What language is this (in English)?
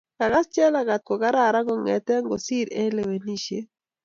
Kalenjin